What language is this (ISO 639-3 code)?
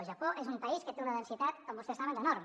cat